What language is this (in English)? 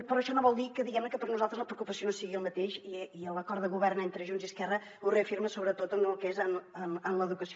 Catalan